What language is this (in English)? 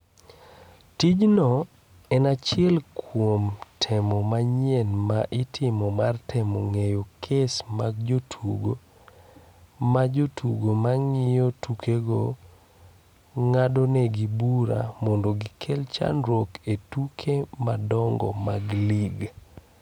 Luo (Kenya and Tanzania)